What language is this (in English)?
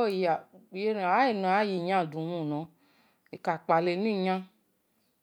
Esan